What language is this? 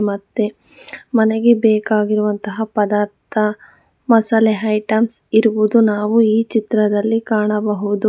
Kannada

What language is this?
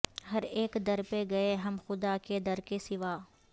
Urdu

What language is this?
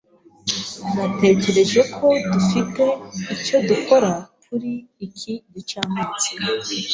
Kinyarwanda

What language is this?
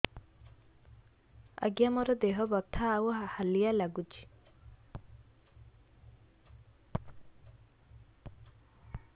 Odia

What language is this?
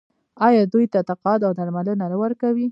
Pashto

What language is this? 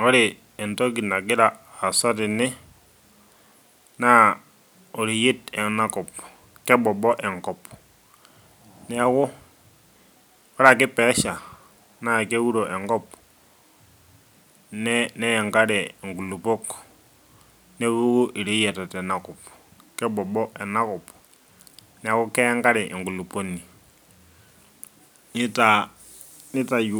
Masai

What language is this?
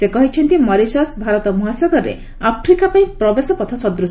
Odia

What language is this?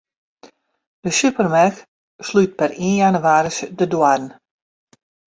Western Frisian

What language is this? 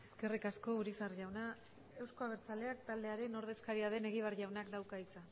Basque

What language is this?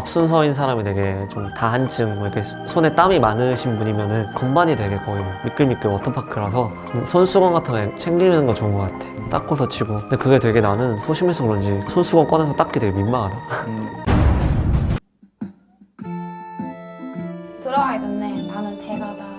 Korean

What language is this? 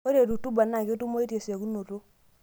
Masai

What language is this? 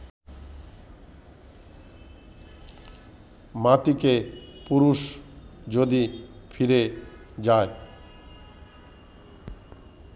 Bangla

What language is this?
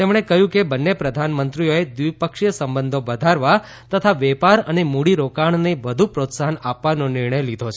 Gujarati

